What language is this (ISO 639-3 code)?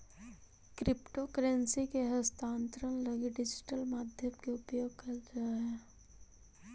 mag